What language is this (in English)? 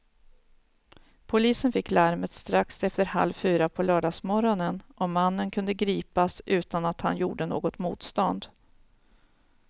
Swedish